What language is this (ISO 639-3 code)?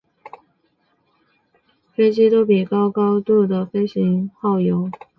zho